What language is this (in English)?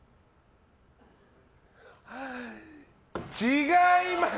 Japanese